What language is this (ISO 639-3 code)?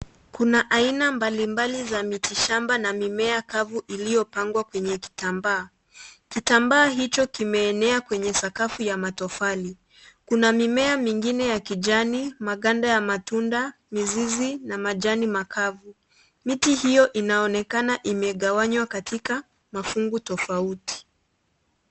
swa